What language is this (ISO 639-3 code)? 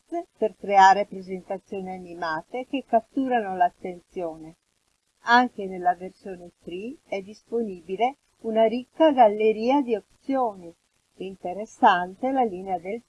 ita